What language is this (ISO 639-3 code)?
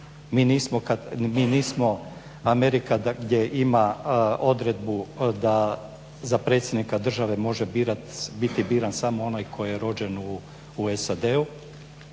hrv